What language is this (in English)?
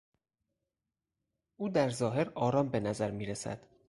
Persian